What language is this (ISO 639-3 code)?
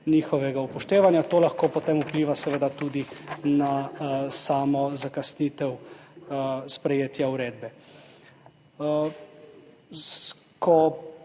slv